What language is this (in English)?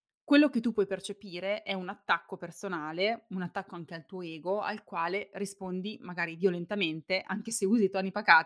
Italian